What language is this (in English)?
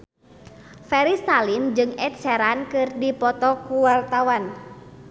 Sundanese